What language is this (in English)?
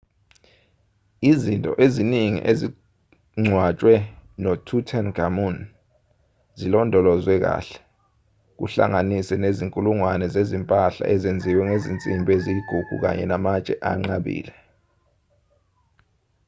Zulu